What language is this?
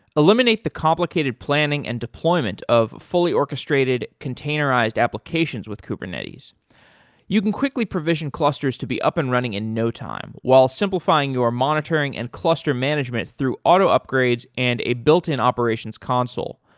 English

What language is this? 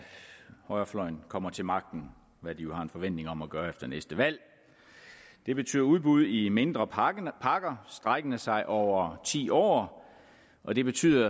Danish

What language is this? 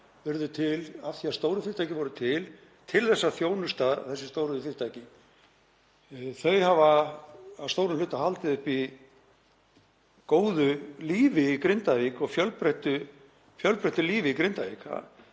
Icelandic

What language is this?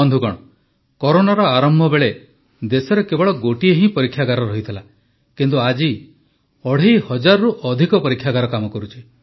Odia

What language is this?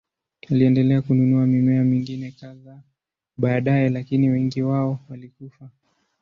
Swahili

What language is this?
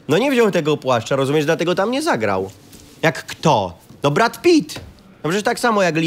Polish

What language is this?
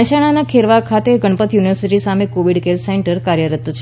Gujarati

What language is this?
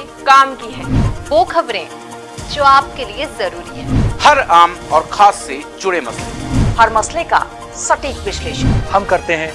Hindi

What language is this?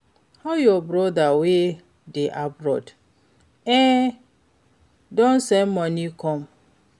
Nigerian Pidgin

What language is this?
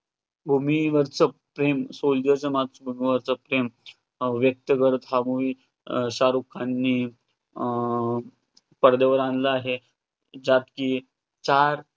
Marathi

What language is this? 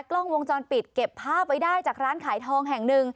Thai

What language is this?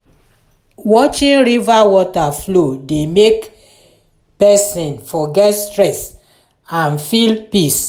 Nigerian Pidgin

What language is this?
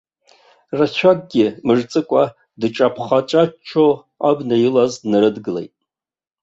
Abkhazian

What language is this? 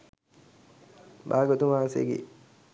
Sinhala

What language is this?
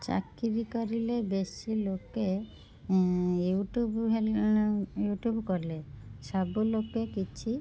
Odia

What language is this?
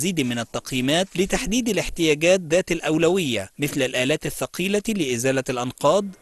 Arabic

